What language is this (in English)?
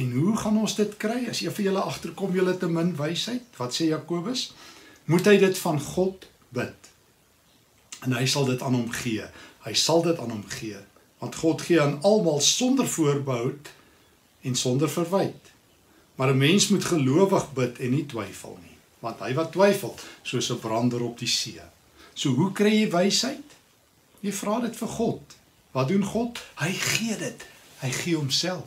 Dutch